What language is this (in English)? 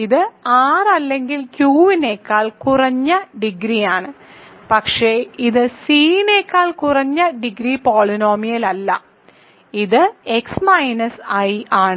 Malayalam